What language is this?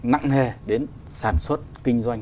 Vietnamese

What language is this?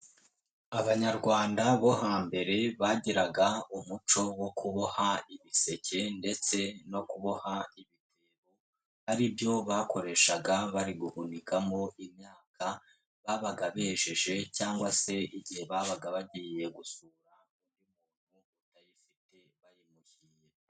Kinyarwanda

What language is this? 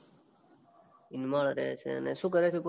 Gujarati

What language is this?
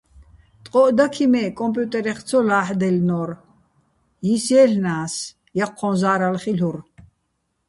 Bats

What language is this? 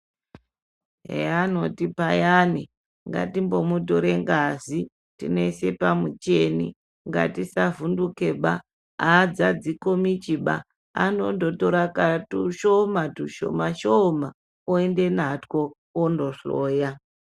Ndau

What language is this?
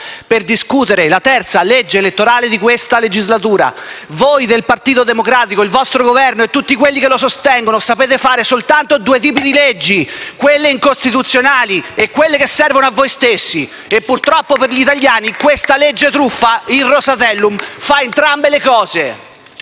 Italian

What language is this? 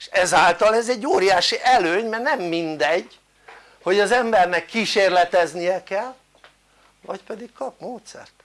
Hungarian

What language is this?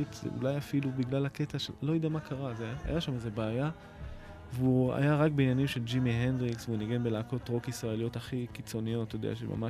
Hebrew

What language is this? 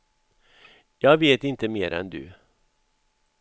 Swedish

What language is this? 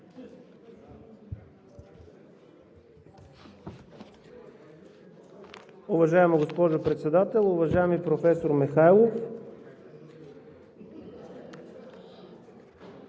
Bulgarian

